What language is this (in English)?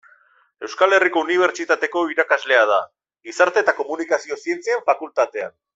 Basque